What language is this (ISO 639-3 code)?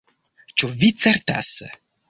epo